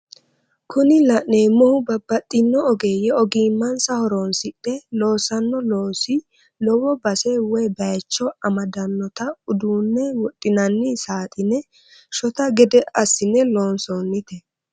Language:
Sidamo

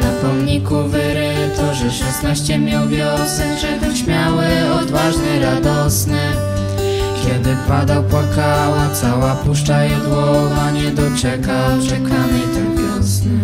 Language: Polish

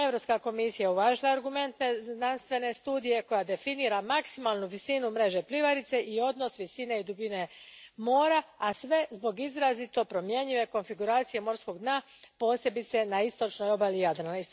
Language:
Croatian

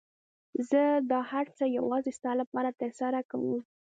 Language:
Pashto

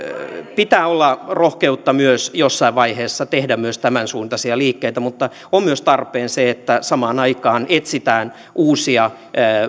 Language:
Finnish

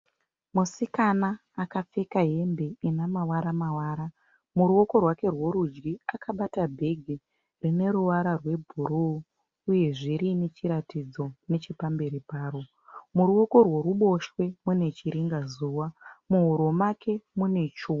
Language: Shona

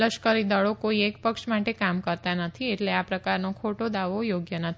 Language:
Gujarati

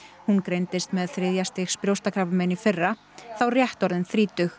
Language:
Icelandic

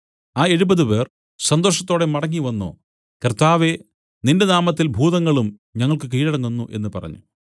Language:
Malayalam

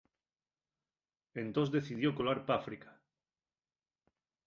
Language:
Asturian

